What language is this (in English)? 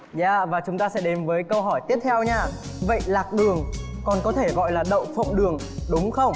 Vietnamese